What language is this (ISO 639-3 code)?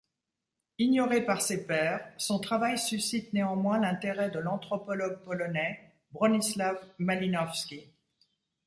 fra